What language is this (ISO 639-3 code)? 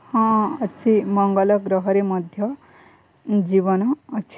ori